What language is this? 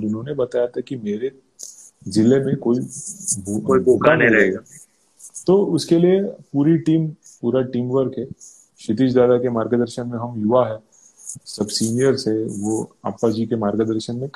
Hindi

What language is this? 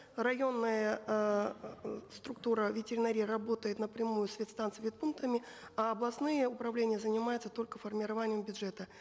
Kazakh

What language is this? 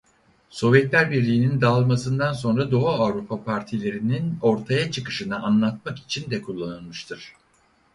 Turkish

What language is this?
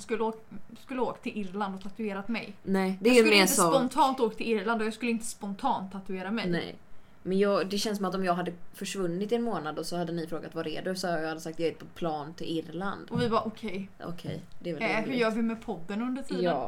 Swedish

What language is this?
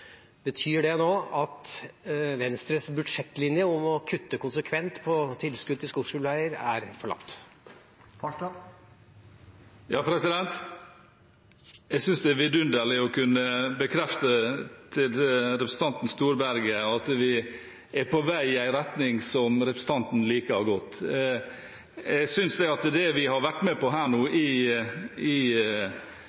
Norwegian Bokmål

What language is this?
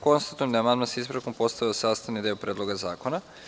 Serbian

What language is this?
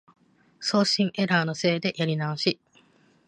Japanese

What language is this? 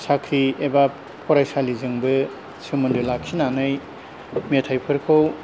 Bodo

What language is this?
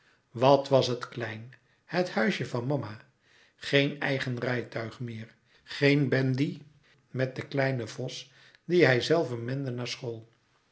Dutch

